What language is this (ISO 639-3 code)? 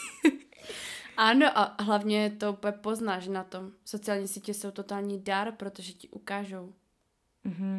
ces